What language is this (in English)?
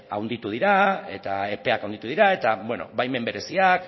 Basque